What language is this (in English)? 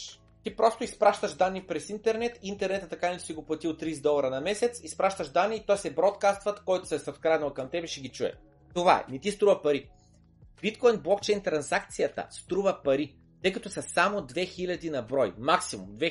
Bulgarian